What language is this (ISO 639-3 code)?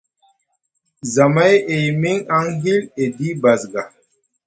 mug